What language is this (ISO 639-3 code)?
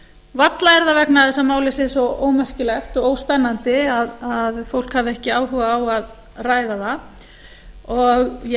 isl